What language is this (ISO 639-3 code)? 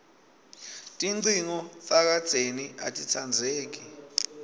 ssw